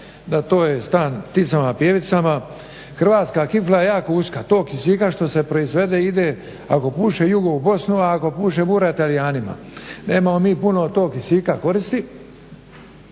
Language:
Croatian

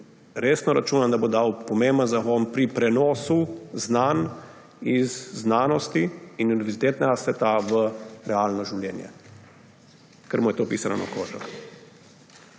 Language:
Slovenian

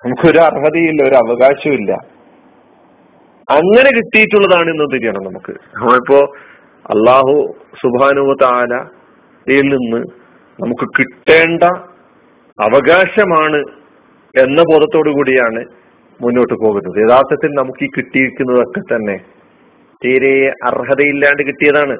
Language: Malayalam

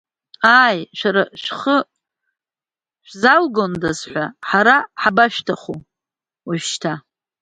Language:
Abkhazian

